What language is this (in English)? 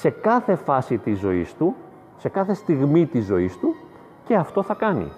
Greek